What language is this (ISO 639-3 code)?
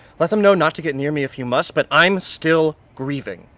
eng